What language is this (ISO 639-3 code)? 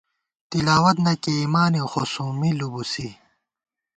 gwt